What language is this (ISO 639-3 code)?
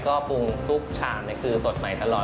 tha